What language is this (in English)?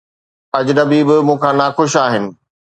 Sindhi